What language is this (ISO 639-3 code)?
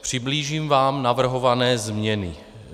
ces